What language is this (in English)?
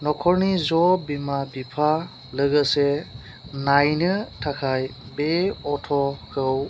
Bodo